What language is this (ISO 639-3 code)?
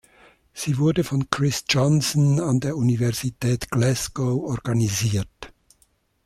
deu